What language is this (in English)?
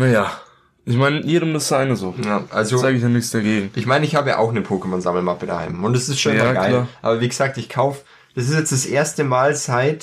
German